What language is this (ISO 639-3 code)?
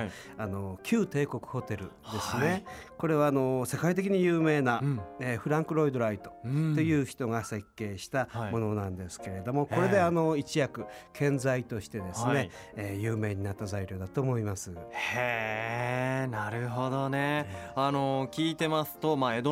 jpn